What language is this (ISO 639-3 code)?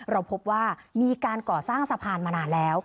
tha